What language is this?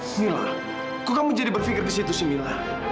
Indonesian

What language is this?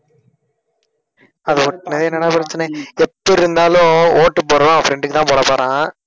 Tamil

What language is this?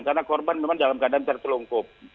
Indonesian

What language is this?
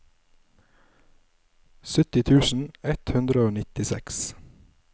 Norwegian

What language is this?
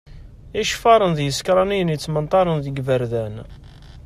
Kabyle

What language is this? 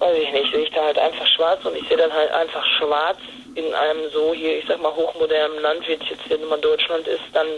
German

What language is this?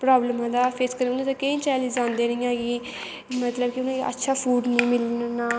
Dogri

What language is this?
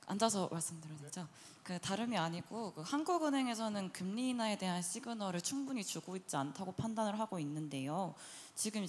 Korean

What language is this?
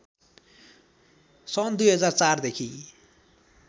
Nepali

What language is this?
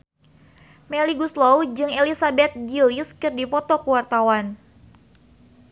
Sundanese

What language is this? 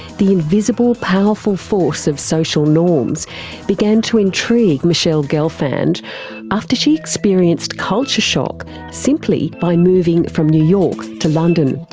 English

